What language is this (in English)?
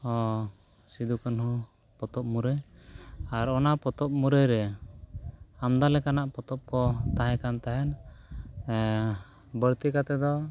Santali